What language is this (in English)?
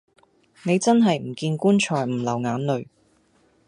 Cantonese